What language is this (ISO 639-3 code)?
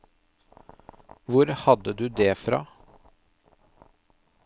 nor